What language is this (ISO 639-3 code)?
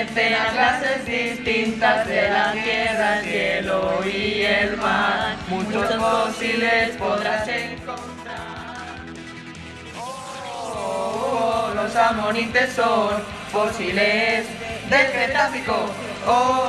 spa